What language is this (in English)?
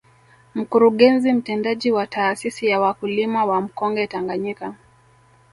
Swahili